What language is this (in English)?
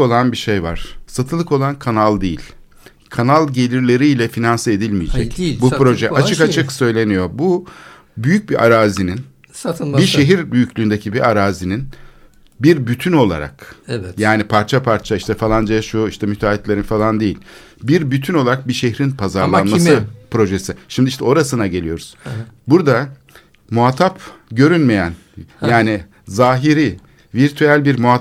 Turkish